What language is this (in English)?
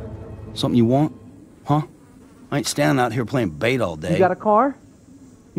English